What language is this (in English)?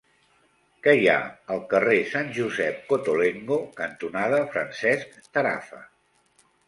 Catalan